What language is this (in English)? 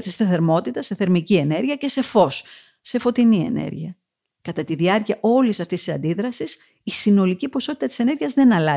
Greek